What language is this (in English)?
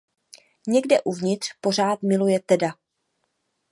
Czech